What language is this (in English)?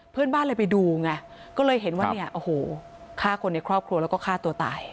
Thai